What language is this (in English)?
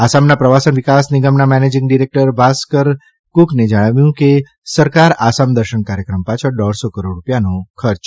Gujarati